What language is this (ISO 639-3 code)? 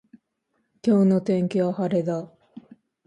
jpn